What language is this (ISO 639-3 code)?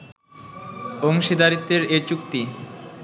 ben